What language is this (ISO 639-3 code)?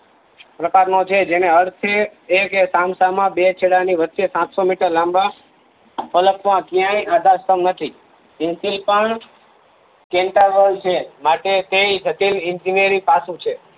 guj